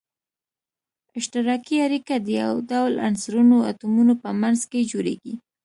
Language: Pashto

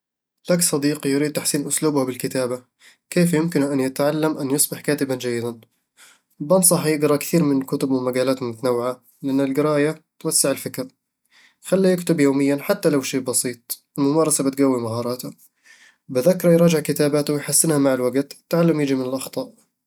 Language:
Eastern Egyptian Bedawi Arabic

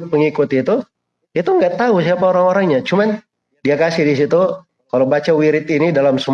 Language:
Indonesian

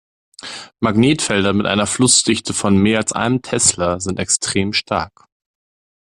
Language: German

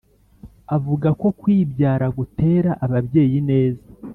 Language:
Kinyarwanda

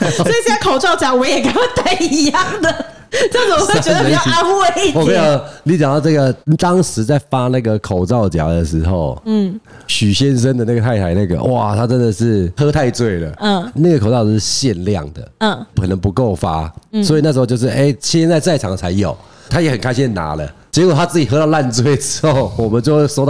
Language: Chinese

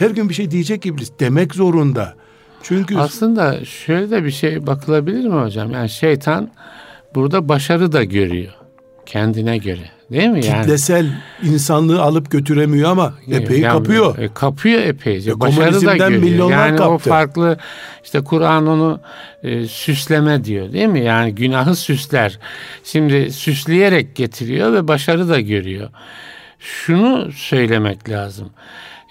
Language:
Turkish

